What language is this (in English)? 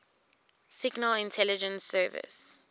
English